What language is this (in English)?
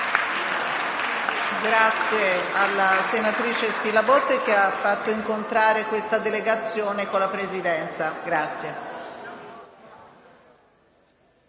Italian